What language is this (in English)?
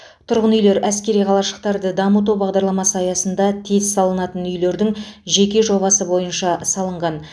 Kazakh